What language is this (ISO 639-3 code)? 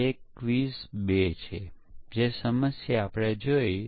guj